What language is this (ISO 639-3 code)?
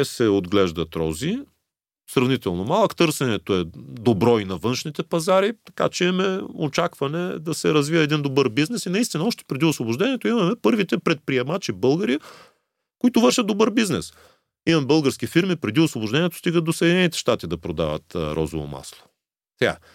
bul